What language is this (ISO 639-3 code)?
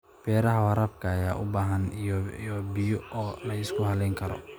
som